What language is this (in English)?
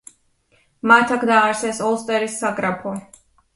Georgian